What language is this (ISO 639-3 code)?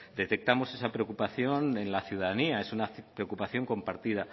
spa